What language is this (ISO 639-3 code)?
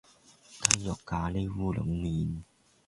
yue